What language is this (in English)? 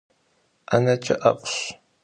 Kabardian